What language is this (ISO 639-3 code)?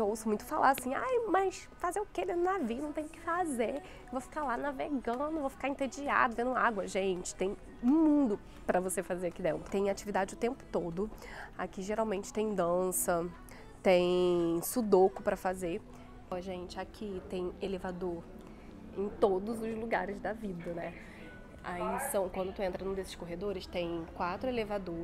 por